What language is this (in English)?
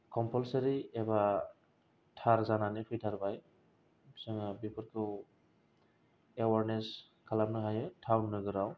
Bodo